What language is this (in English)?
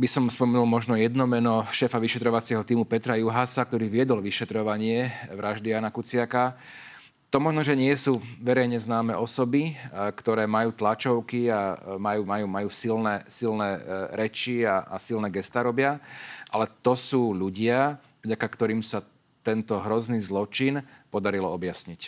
Slovak